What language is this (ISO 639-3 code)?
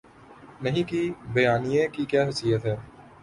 urd